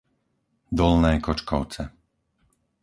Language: Slovak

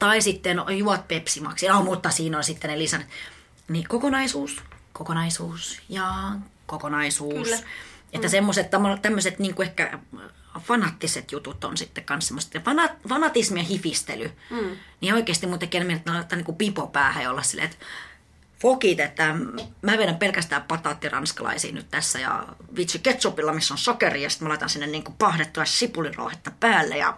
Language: Finnish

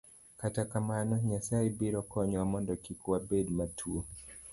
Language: Luo (Kenya and Tanzania)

